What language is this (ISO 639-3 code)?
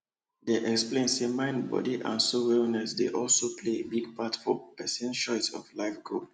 pcm